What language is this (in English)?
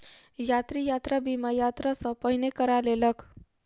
Maithili